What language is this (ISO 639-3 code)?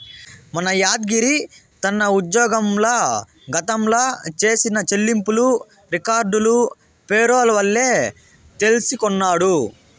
tel